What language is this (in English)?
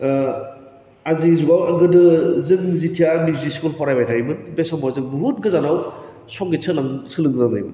Bodo